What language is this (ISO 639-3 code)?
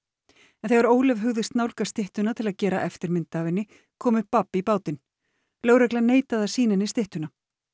isl